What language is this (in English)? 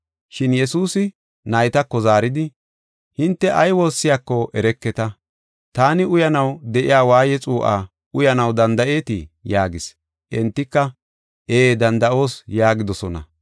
Gofa